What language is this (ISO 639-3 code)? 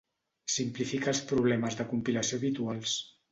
cat